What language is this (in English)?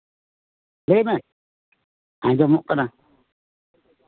Santali